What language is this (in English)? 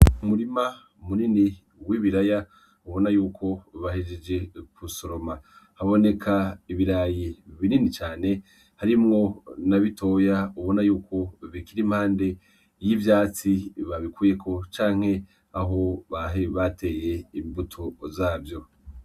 Rundi